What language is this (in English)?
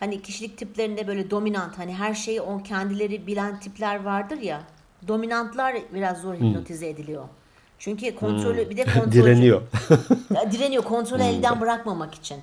Turkish